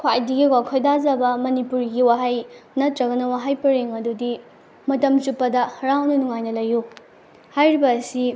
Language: Manipuri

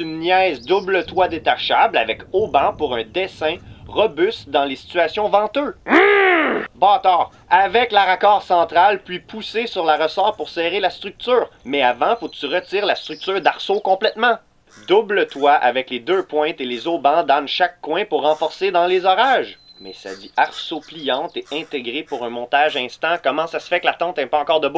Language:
French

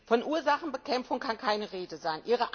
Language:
German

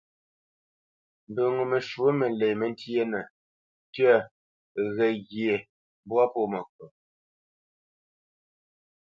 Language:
Bamenyam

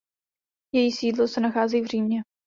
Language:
Czech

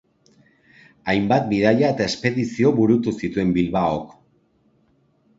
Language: Basque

